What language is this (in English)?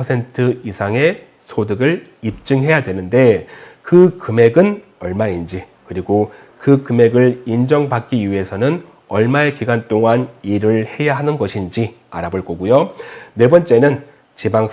Korean